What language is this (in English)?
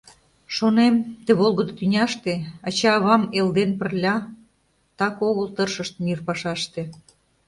Mari